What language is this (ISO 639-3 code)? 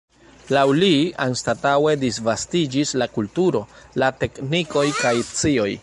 epo